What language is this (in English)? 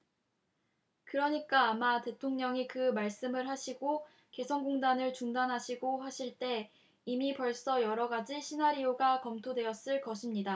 Korean